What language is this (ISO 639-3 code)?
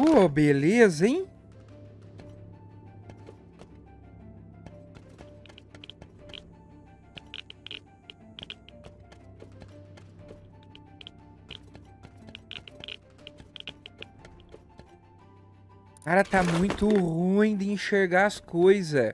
por